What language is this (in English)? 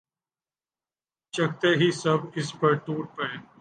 Urdu